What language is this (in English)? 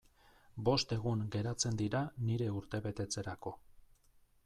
Basque